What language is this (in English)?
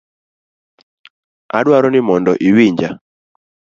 Luo (Kenya and Tanzania)